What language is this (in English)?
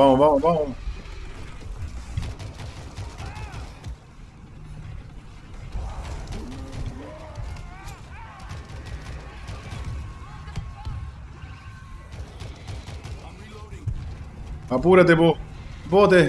Spanish